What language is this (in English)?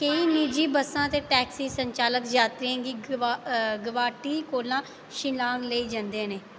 Dogri